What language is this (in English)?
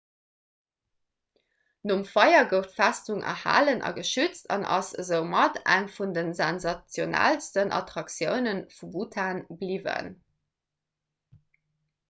Luxembourgish